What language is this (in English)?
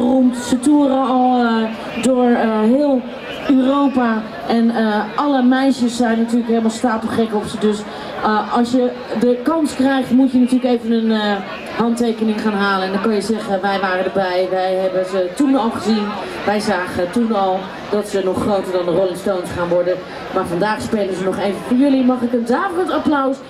Dutch